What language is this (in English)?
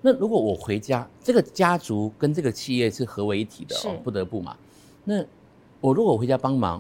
Chinese